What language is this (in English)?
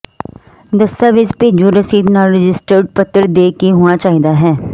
Punjabi